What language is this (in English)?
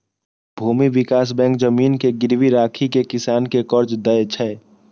Maithili